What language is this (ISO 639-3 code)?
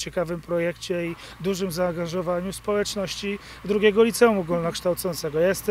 pol